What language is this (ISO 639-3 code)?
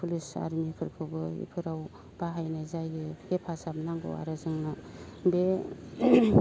brx